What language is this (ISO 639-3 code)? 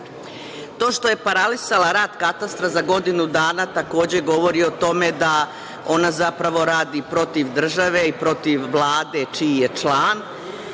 srp